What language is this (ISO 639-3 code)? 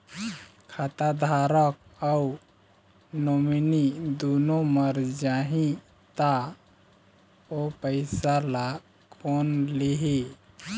hne